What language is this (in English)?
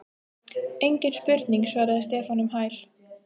Icelandic